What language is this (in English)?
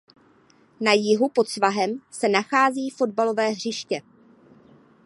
Czech